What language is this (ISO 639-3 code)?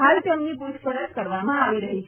guj